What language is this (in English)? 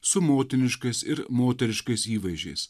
Lithuanian